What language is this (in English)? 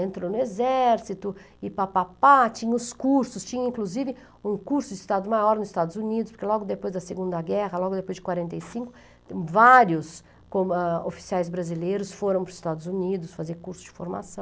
Portuguese